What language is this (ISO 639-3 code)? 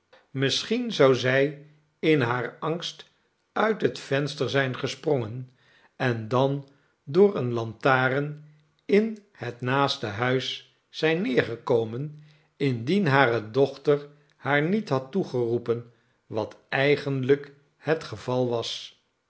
nld